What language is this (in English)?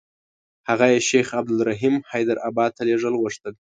Pashto